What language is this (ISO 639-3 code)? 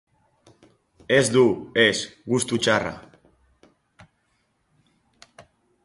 eus